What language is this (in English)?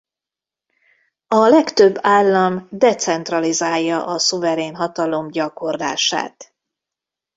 Hungarian